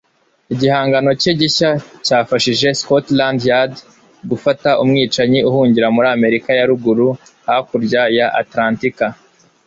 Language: Kinyarwanda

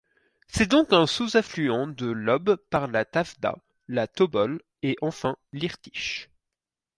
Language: French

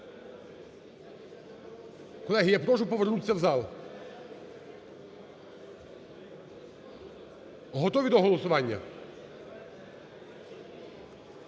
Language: Ukrainian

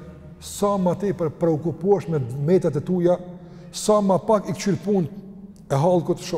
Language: Romanian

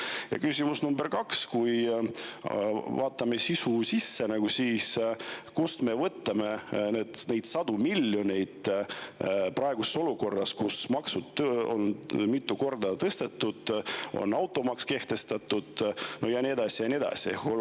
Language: Estonian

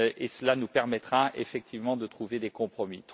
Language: French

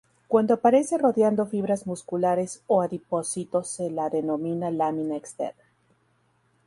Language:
Spanish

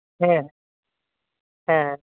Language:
Santali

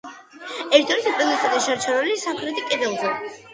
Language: Georgian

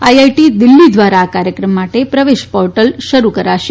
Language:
Gujarati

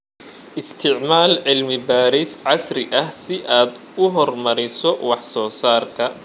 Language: Somali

